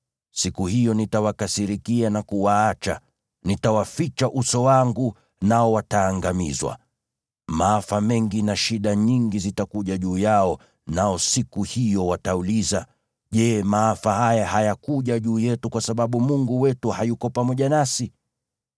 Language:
Swahili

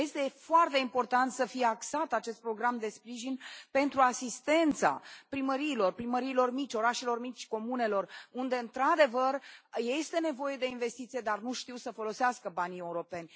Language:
Romanian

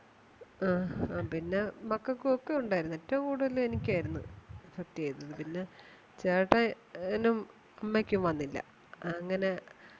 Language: Malayalam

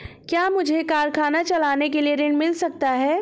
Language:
Hindi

